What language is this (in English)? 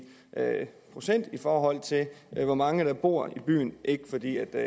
Danish